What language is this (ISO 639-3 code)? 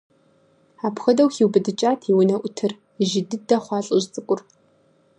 kbd